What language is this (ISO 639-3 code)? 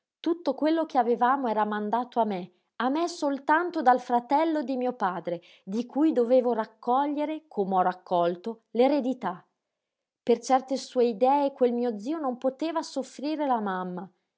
ita